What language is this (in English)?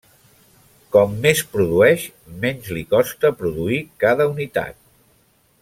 Catalan